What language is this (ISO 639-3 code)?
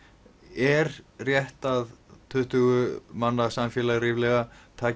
isl